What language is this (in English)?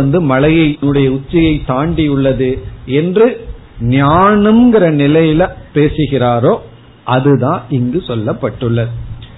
Tamil